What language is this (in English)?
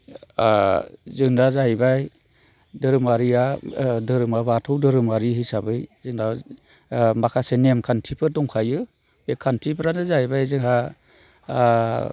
Bodo